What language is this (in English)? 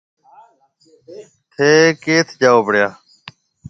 Marwari (Pakistan)